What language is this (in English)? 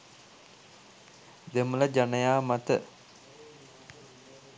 Sinhala